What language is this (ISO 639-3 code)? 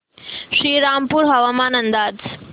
mar